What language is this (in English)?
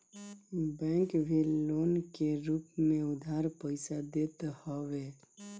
Bhojpuri